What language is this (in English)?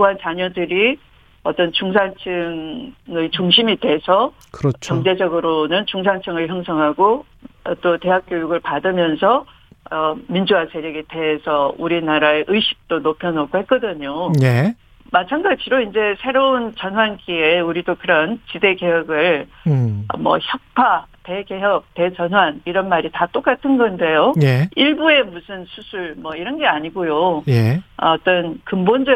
Korean